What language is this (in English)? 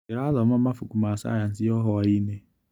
Kikuyu